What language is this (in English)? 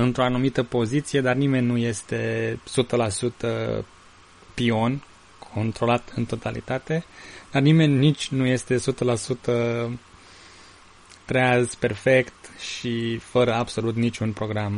Romanian